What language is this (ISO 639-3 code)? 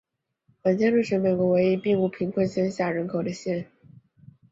zho